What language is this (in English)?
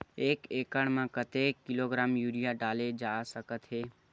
Chhattisgarhi